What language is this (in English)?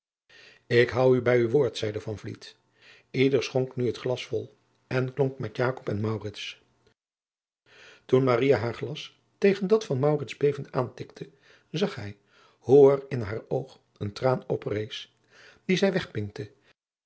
Dutch